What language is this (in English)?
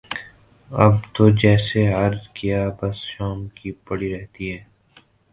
Urdu